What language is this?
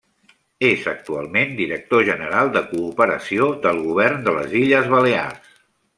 Catalan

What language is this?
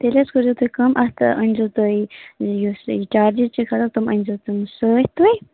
Kashmiri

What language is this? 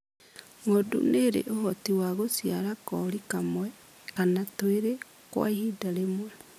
Kikuyu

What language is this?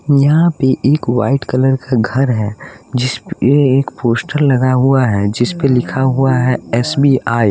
Hindi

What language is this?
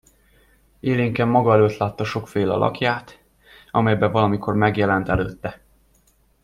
Hungarian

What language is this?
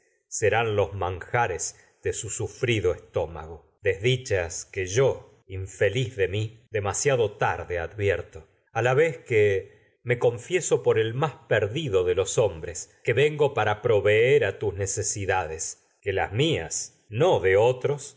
Spanish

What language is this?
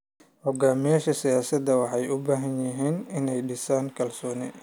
Somali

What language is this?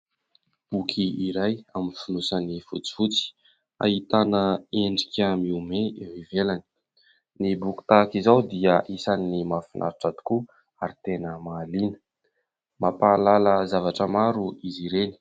Malagasy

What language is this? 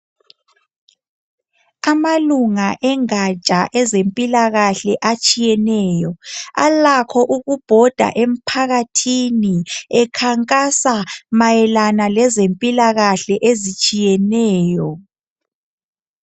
North Ndebele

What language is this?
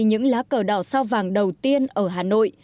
Vietnamese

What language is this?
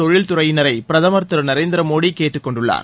Tamil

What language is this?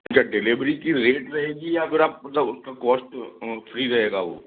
Hindi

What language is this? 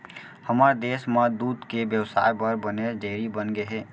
Chhattisgarhi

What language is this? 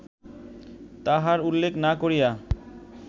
Bangla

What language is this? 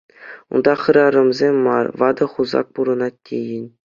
Chuvash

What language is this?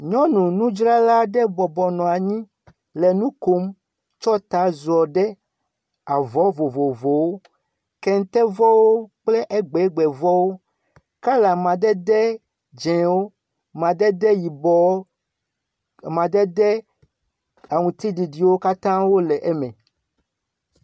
Ewe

